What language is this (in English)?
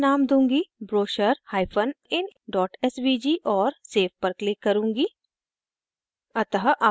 Hindi